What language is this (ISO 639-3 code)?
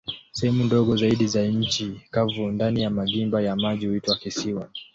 swa